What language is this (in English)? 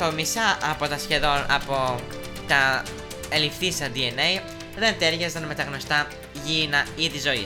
Greek